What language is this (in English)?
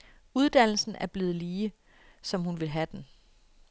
Danish